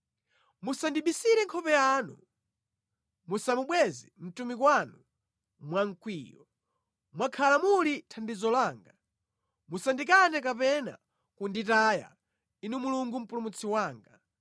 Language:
Nyanja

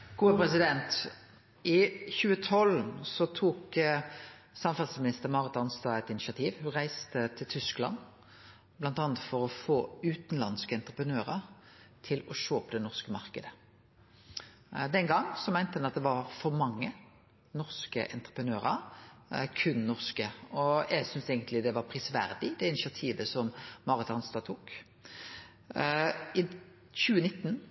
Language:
Norwegian Nynorsk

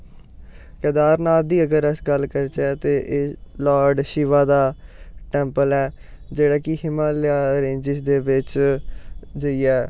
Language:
Dogri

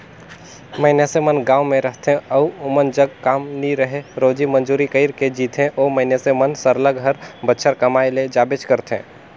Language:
Chhattisgarhi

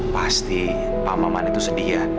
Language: Indonesian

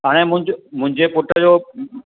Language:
Sindhi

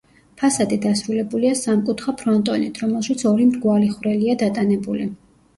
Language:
Georgian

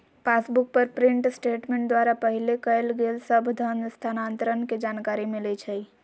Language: Magahi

